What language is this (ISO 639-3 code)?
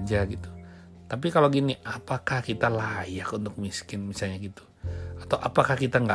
ind